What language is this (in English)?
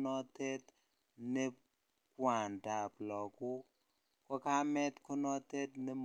Kalenjin